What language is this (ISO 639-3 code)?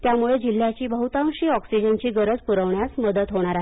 mar